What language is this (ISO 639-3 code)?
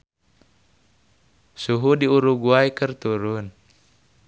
sun